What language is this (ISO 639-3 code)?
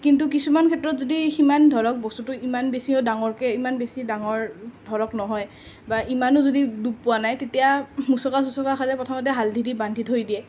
asm